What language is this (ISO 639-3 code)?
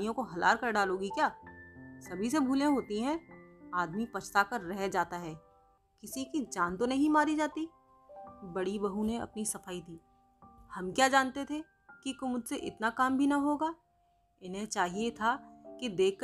hin